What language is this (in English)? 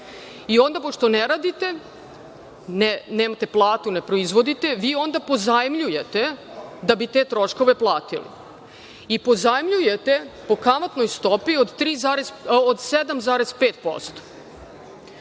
Serbian